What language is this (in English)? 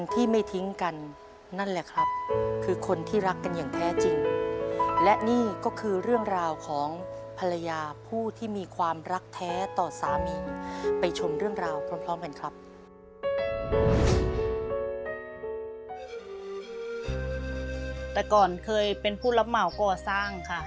Thai